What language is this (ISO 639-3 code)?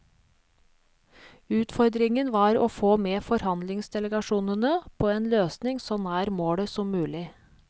nor